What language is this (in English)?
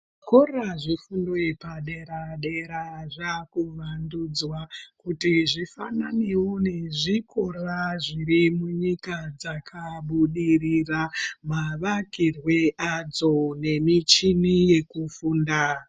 Ndau